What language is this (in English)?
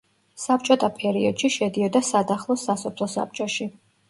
Georgian